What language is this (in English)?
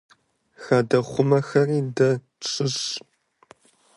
Kabardian